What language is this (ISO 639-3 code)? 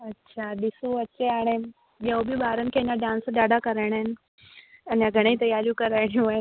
snd